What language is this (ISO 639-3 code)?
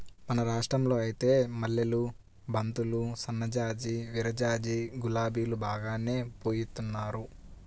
tel